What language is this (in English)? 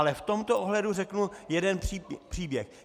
Czech